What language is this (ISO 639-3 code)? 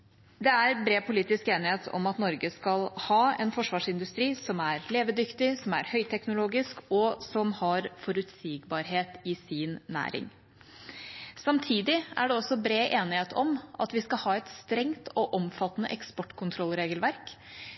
nob